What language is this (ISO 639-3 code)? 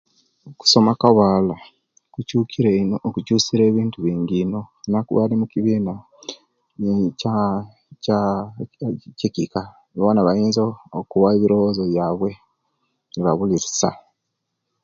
lke